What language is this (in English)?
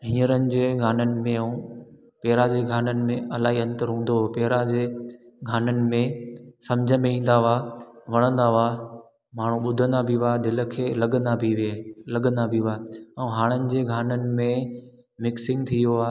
Sindhi